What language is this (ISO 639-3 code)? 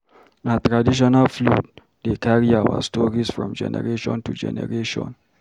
pcm